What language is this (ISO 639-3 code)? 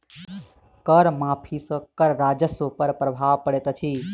mai